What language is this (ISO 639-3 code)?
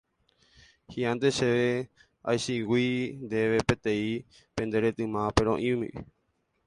grn